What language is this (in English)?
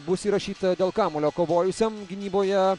Lithuanian